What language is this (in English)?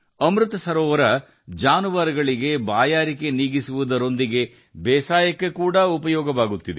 Kannada